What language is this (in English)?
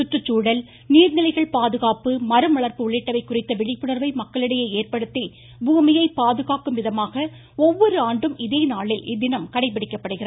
Tamil